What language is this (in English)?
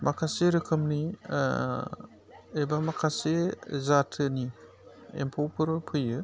Bodo